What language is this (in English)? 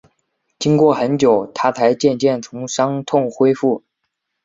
Chinese